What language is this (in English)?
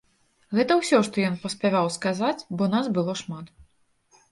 Belarusian